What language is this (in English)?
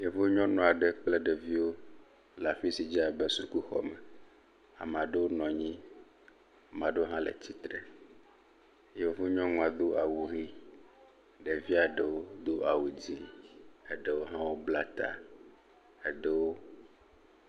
Ewe